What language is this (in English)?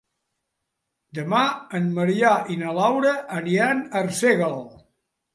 Catalan